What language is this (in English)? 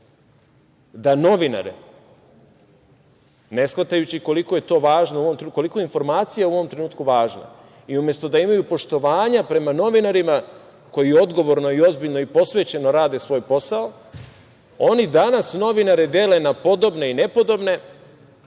Serbian